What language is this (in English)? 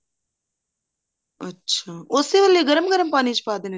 Punjabi